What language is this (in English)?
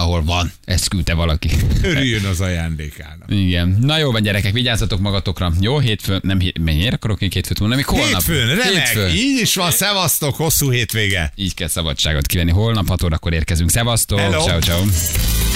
Hungarian